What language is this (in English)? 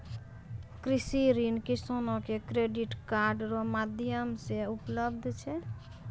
Maithili